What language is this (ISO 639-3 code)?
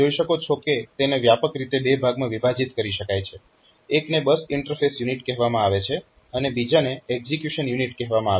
guj